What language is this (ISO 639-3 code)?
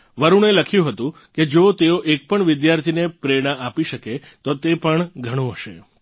guj